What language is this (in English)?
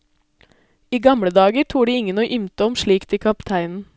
Norwegian